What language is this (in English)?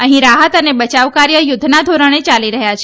Gujarati